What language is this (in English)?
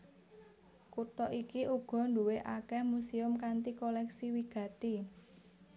Javanese